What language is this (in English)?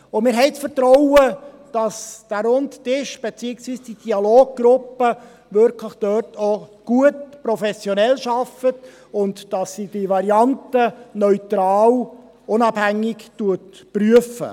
Swiss German